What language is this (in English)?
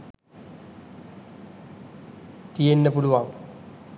Sinhala